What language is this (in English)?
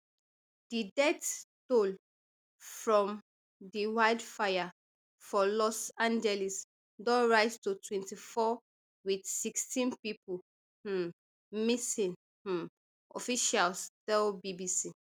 Nigerian Pidgin